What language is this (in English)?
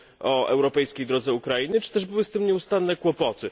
Polish